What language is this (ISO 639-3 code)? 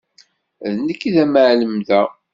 kab